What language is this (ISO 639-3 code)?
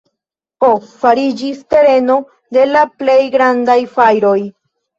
epo